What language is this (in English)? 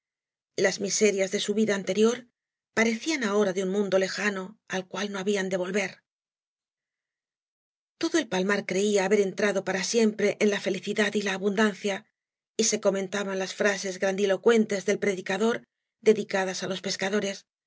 Spanish